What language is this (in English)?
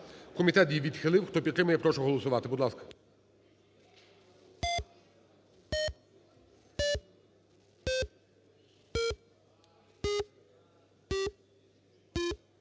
Ukrainian